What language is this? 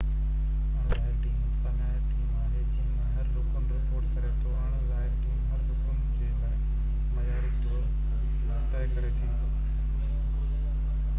Sindhi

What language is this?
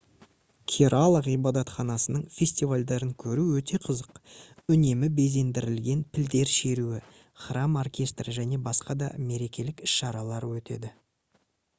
Kazakh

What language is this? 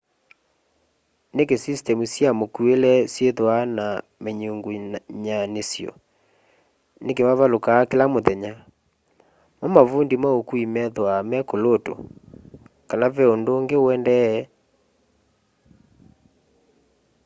Kamba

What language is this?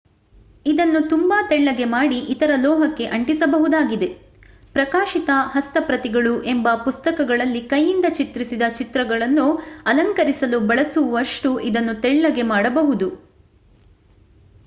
Kannada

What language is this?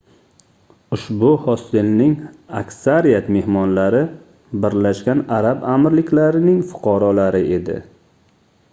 Uzbek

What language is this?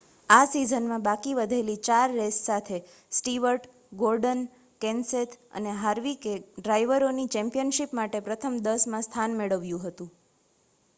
Gujarati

